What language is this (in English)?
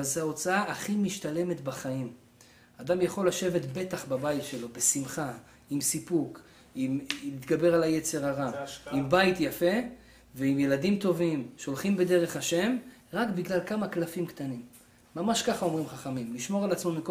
Hebrew